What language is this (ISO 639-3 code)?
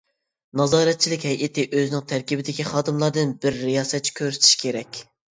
uig